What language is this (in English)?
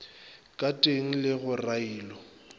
Northern Sotho